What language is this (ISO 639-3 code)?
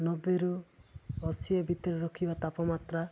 ori